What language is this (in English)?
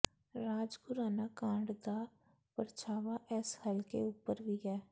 Punjabi